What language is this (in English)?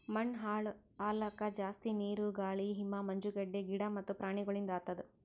Kannada